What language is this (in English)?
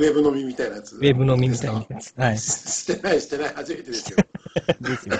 Japanese